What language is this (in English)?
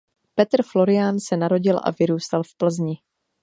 Czech